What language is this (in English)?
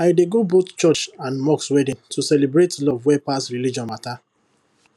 Nigerian Pidgin